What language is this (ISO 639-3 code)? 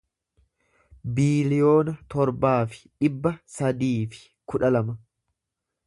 orm